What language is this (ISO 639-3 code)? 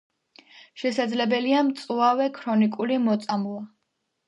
kat